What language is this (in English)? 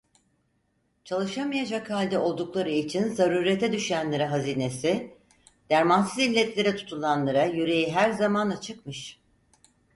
Turkish